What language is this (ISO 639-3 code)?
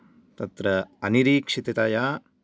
san